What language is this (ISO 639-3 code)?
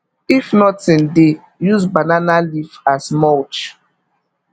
pcm